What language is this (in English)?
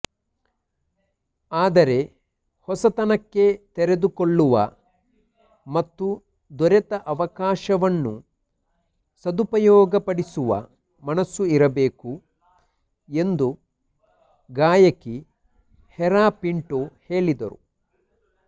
Kannada